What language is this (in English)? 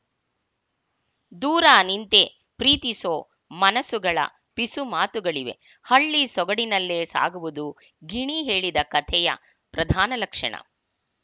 Kannada